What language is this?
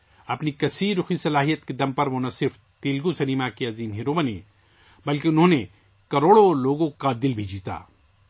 Urdu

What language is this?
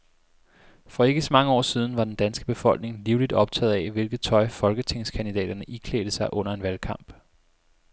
Danish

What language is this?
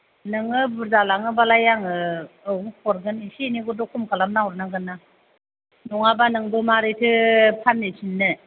Bodo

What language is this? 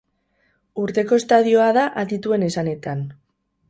Basque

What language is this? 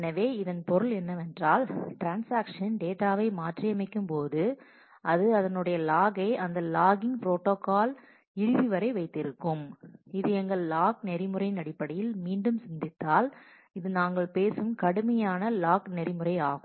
Tamil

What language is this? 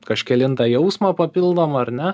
Lithuanian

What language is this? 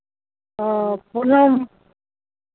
Santali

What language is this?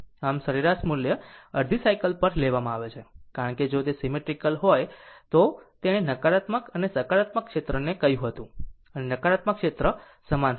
Gujarati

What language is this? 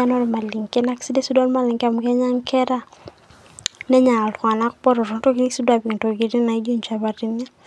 Masai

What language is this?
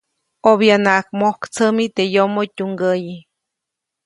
Copainalá Zoque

